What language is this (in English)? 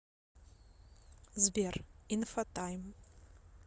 Russian